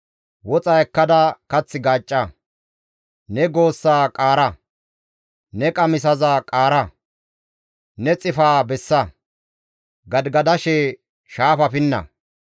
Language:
Gamo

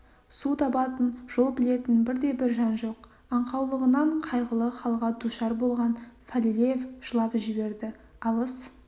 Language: Kazakh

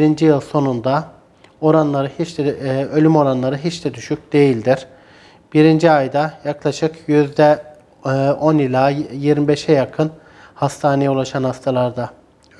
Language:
Turkish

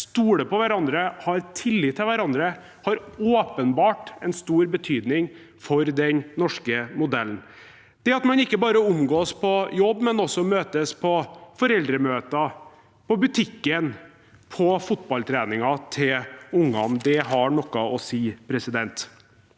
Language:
Norwegian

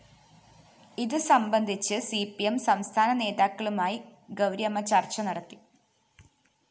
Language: Malayalam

